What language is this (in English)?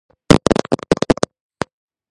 Georgian